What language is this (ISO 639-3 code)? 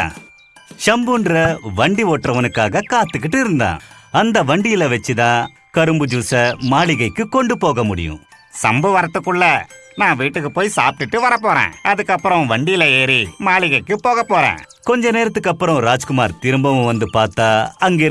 tam